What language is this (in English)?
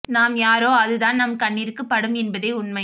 Tamil